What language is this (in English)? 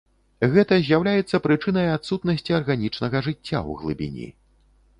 Belarusian